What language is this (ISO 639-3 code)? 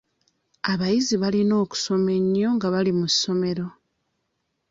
lug